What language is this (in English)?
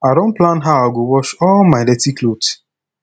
Nigerian Pidgin